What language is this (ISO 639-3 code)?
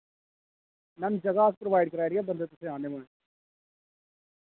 doi